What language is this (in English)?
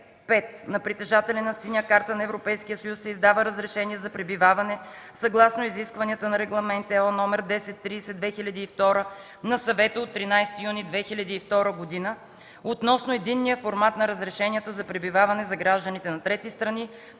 Bulgarian